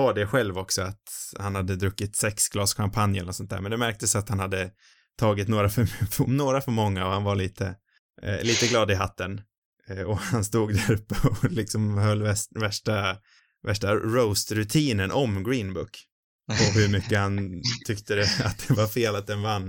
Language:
Swedish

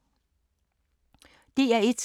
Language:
Danish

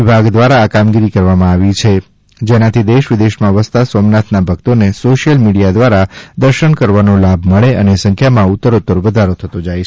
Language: Gujarati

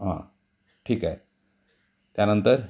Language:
Marathi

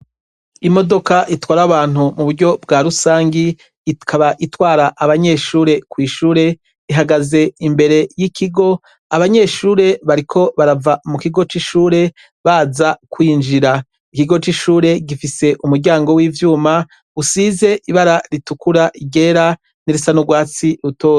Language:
Rundi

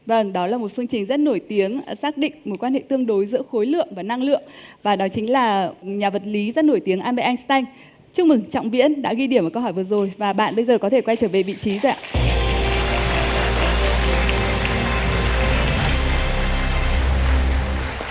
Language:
Vietnamese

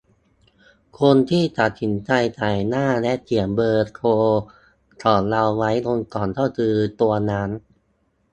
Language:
Thai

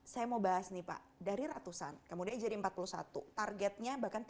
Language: Indonesian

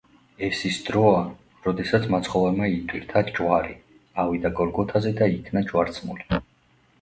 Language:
Georgian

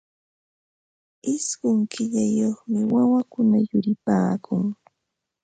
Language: Ambo-Pasco Quechua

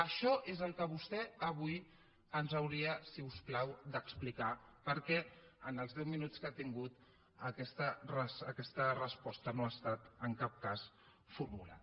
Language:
Catalan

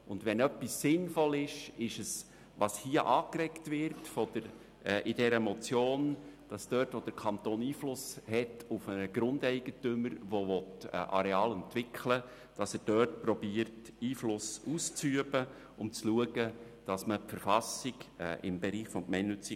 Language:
Swiss German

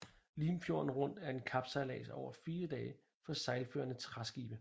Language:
Danish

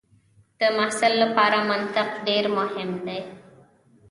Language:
Pashto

